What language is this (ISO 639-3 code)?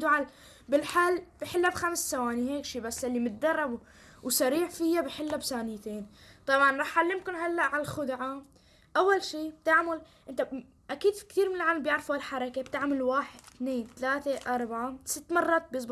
ara